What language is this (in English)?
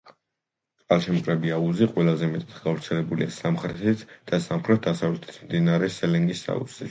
Georgian